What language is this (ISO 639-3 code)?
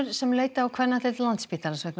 isl